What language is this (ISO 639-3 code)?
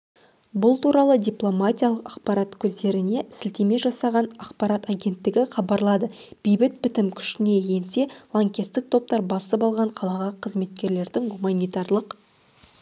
kaz